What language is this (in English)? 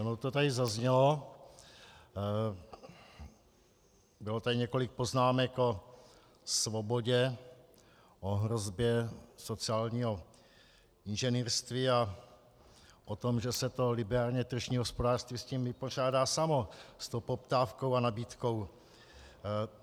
Czech